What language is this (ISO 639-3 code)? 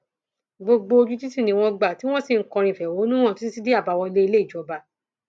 yor